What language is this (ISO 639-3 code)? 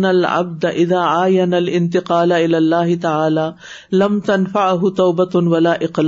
urd